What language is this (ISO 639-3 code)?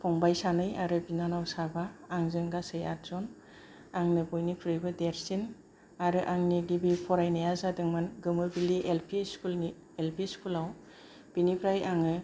brx